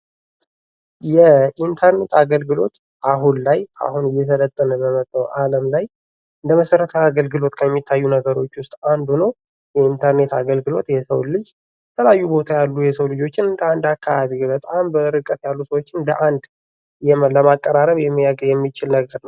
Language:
Amharic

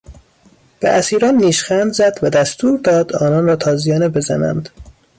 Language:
Persian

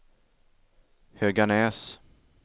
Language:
Swedish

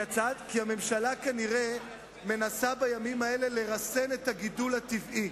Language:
Hebrew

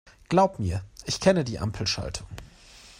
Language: German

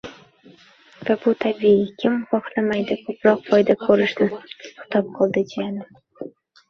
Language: Uzbek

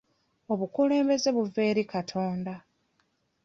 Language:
Ganda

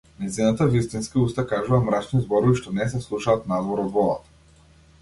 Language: Macedonian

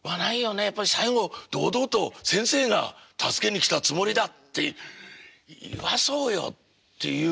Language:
Japanese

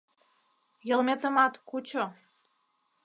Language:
Mari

